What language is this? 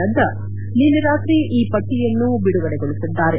Kannada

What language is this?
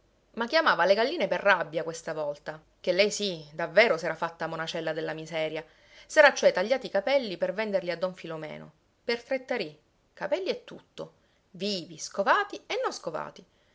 Italian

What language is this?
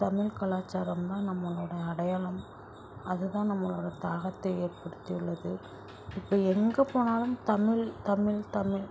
Tamil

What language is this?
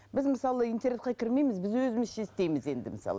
Kazakh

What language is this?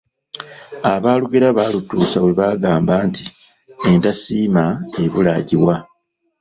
Ganda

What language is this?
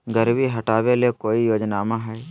Magahi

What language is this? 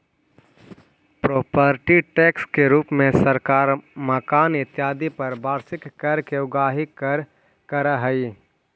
Magahi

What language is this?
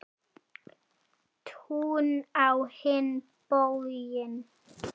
Icelandic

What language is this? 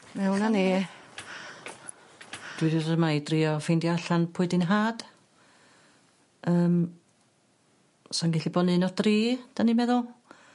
Welsh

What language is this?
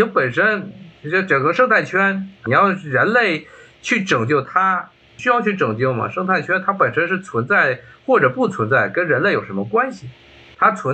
Chinese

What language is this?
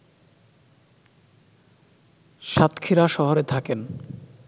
Bangla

